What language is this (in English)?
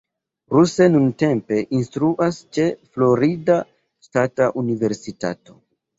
Esperanto